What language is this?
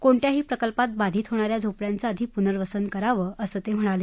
Marathi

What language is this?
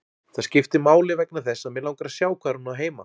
Icelandic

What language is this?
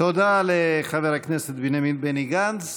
Hebrew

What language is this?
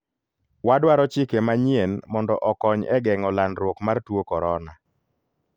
Luo (Kenya and Tanzania)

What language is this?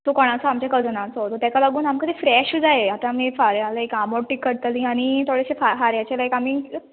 Konkani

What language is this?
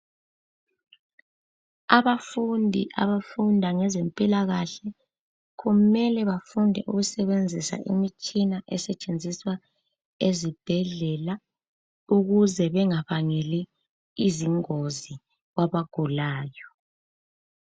North Ndebele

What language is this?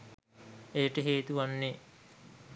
Sinhala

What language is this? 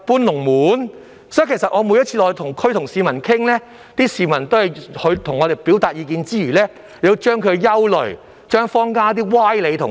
Cantonese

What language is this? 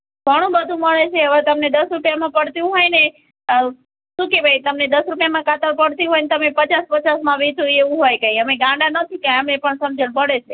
Gujarati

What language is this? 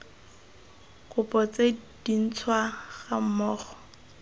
Tswana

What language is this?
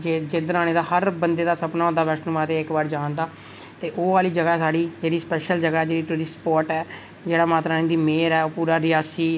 Dogri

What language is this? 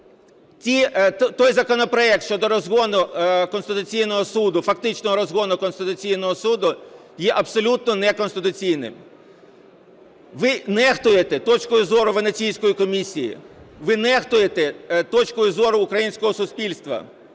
Ukrainian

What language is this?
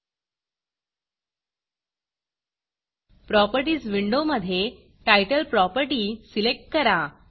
Marathi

